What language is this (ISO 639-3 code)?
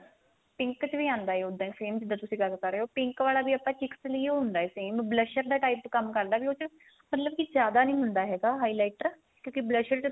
pan